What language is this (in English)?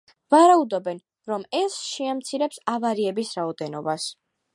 Georgian